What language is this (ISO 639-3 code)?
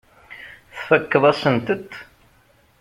kab